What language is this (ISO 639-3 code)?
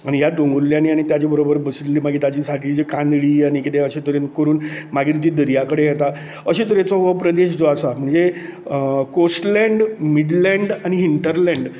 kok